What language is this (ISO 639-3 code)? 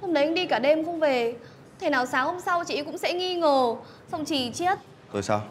vie